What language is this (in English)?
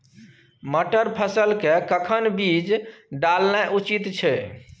Maithili